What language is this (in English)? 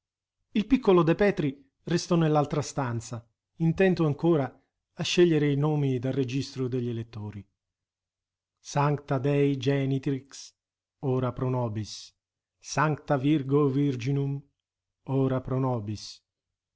Italian